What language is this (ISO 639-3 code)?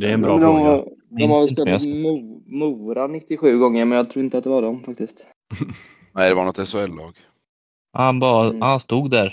swe